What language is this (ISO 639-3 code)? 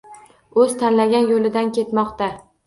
uzb